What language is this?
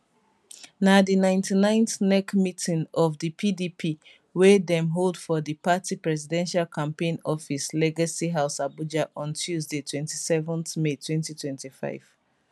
Nigerian Pidgin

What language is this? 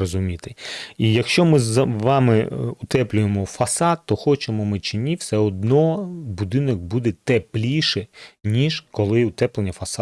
Ukrainian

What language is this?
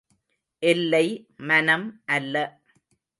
Tamil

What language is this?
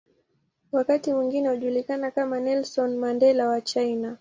Swahili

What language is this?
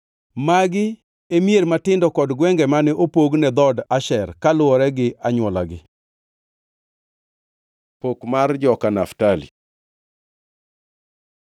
Luo (Kenya and Tanzania)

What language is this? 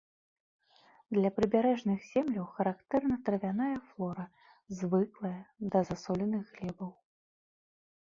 Belarusian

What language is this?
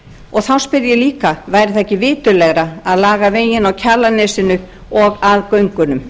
Icelandic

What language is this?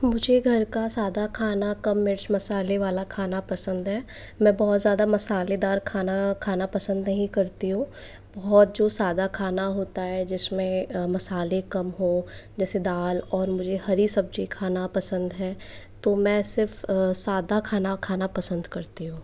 Hindi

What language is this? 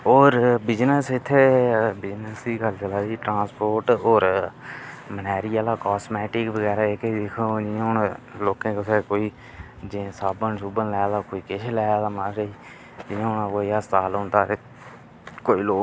Dogri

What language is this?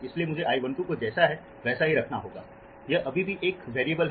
Hindi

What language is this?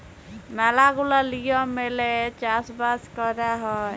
Bangla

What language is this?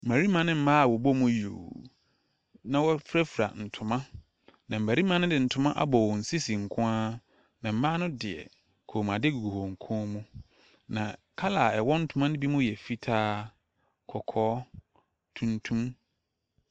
Akan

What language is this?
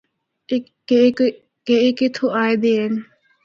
Northern Hindko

